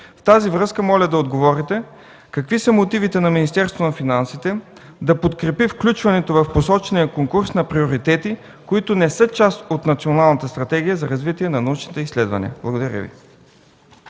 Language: Bulgarian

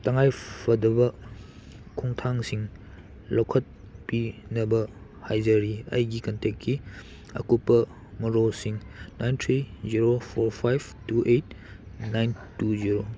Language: Manipuri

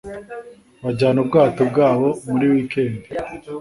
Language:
Kinyarwanda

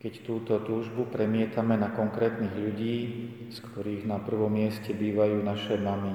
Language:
Slovak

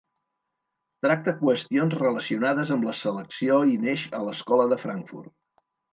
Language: Catalan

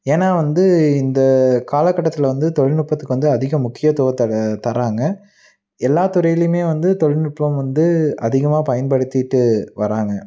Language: Tamil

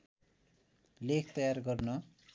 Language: Nepali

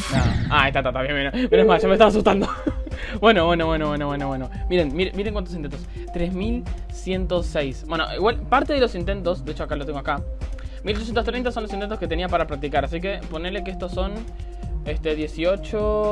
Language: Spanish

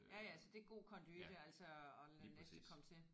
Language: Danish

